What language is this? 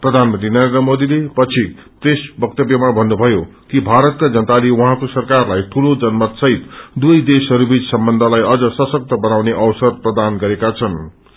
Nepali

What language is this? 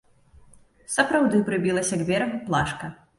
Belarusian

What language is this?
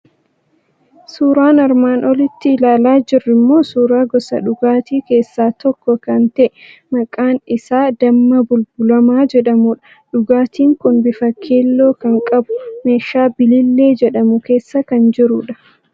Oromo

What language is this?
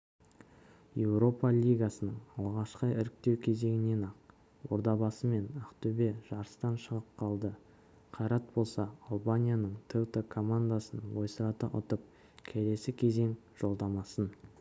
Kazakh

